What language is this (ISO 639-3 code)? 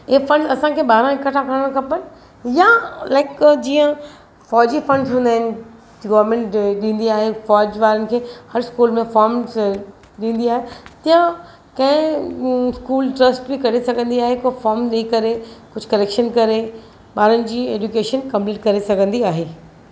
snd